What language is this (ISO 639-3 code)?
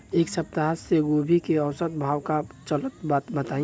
bho